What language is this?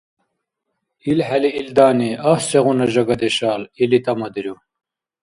Dargwa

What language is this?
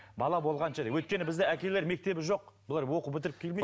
Kazakh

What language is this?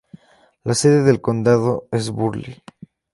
Spanish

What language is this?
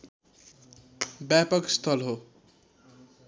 Nepali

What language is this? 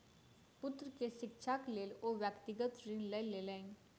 Maithili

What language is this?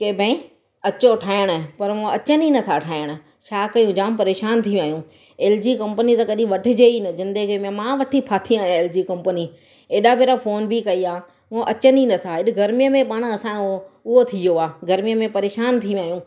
Sindhi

